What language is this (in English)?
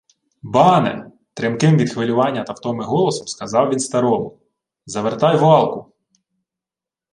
Ukrainian